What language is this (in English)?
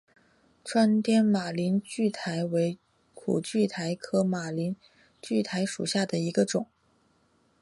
Chinese